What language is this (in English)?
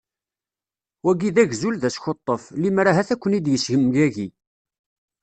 Kabyle